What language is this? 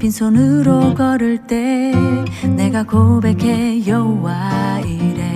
Korean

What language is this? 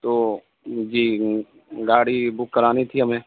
Urdu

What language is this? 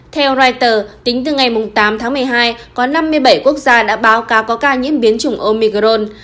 Vietnamese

